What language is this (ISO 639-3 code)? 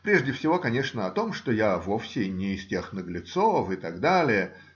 rus